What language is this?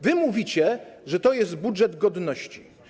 Polish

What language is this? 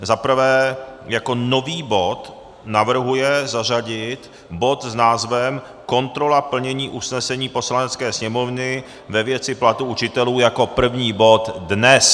Czech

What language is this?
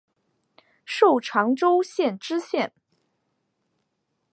Chinese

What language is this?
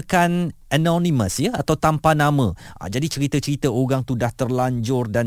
Malay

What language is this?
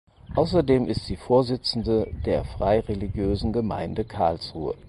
German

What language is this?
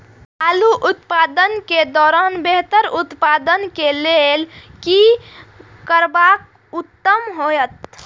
Maithili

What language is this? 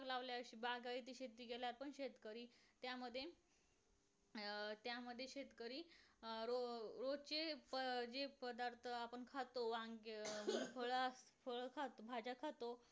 Marathi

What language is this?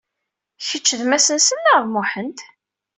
Kabyle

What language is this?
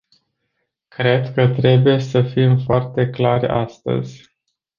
Romanian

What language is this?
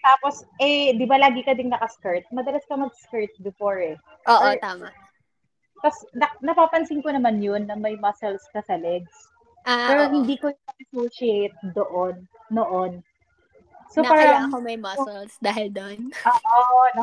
Filipino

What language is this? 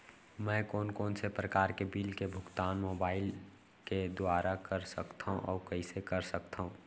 Chhattisgarhi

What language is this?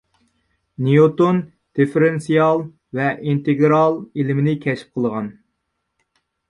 Uyghur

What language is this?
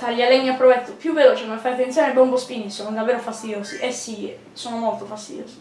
Italian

